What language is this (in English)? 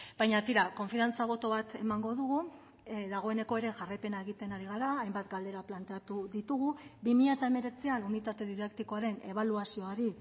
Basque